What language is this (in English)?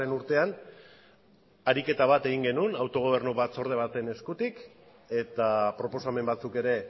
Basque